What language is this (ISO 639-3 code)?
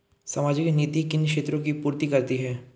hin